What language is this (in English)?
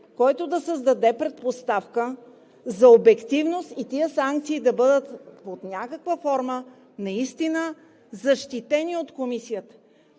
Bulgarian